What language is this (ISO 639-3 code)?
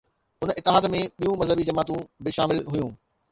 snd